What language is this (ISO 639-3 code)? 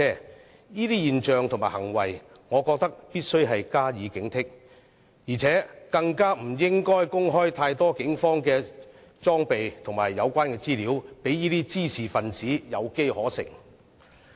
yue